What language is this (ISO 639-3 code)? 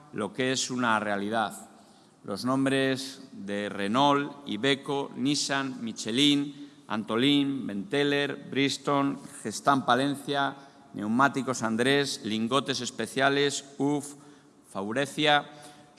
spa